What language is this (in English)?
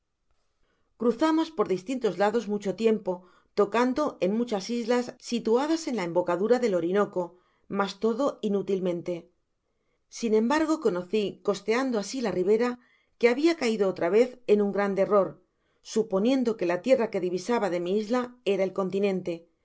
Spanish